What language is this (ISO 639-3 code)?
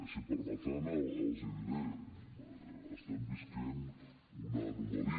cat